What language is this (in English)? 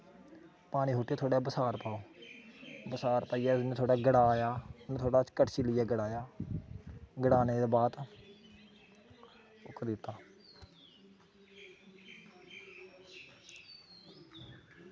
Dogri